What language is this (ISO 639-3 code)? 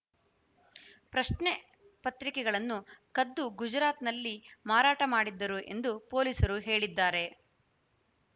kan